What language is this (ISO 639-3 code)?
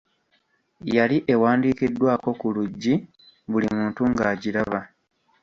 lug